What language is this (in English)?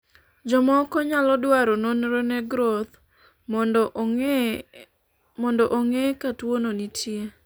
Luo (Kenya and Tanzania)